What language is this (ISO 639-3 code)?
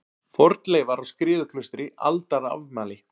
isl